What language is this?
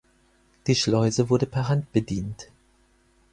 German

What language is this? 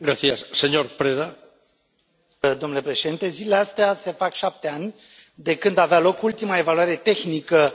Romanian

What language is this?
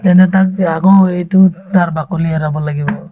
Assamese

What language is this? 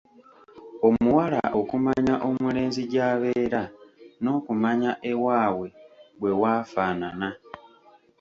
Ganda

